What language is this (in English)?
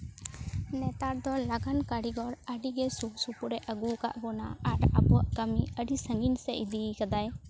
Santali